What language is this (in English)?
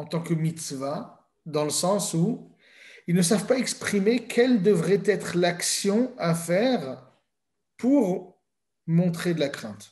French